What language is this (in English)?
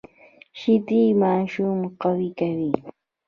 Pashto